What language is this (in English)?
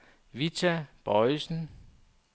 Danish